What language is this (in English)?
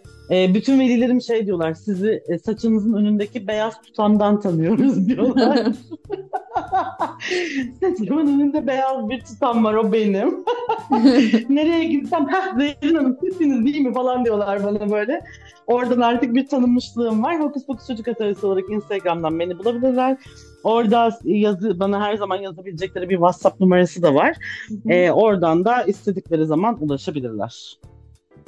Turkish